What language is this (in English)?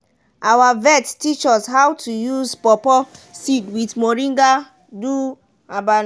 Nigerian Pidgin